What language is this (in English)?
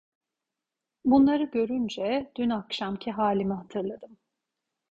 Turkish